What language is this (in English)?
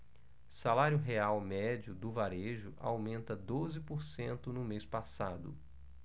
Portuguese